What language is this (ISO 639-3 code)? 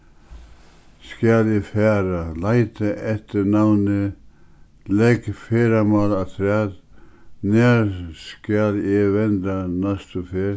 fao